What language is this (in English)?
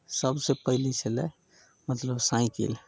Maithili